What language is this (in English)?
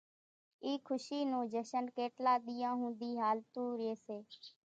Kachi Koli